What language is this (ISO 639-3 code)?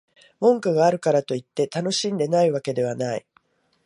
jpn